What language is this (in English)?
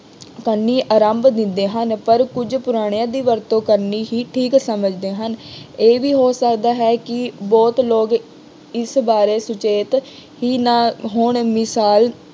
Punjabi